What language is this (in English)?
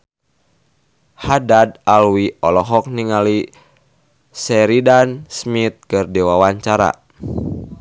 Sundanese